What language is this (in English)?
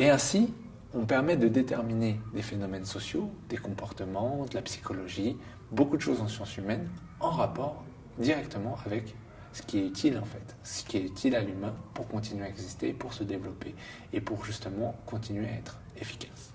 French